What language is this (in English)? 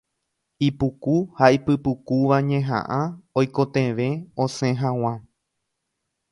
Guarani